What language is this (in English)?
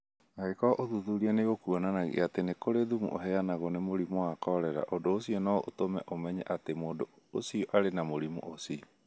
Kikuyu